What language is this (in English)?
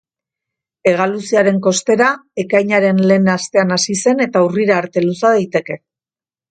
Basque